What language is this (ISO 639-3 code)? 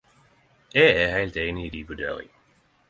nno